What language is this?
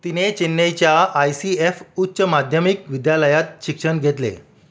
Marathi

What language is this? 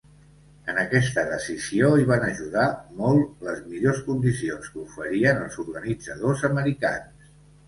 Catalan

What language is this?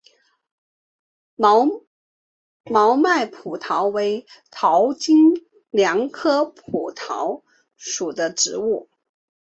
Chinese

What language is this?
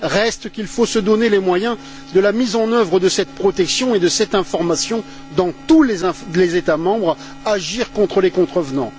French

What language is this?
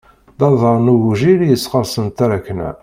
Kabyle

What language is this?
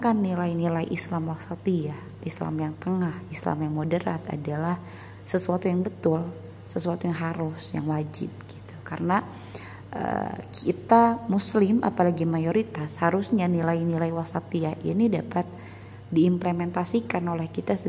Indonesian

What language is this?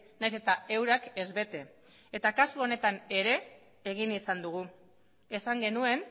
Basque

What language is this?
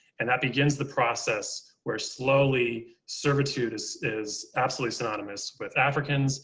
English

